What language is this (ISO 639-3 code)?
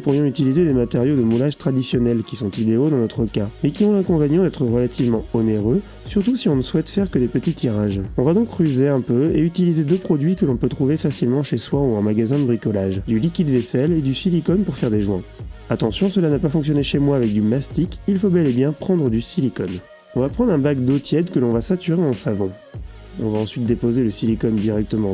fra